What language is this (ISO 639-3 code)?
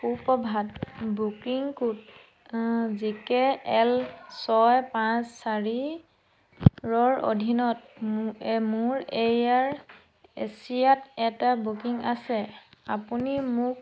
asm